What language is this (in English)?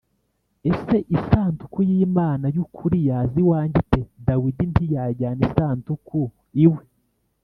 Kinyarwanda